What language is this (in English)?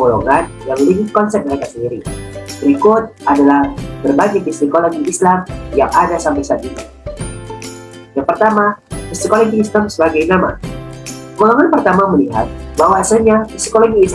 Indonesian